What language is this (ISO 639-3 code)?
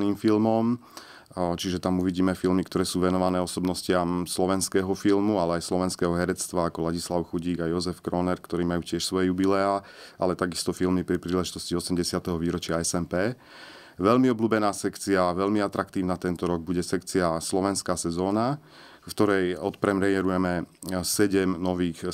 slk